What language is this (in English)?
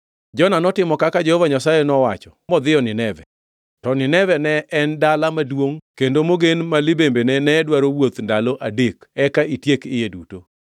Luo (Kenya and Tanzania)